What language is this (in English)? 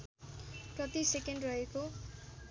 Nepali